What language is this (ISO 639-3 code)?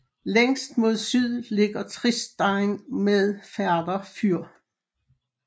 dan